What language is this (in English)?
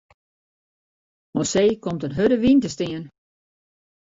Western Frisian